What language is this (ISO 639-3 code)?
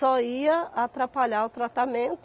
por